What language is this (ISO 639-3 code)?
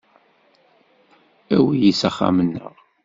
kab